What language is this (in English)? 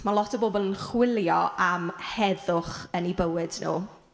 Welsh